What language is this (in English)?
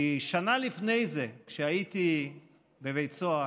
Hebrew